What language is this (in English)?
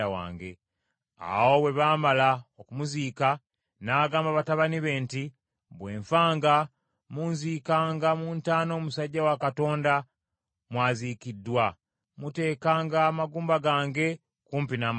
Ganda